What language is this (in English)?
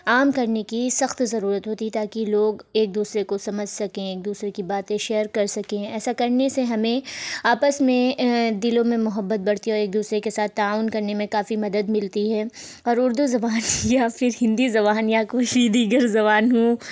Urdu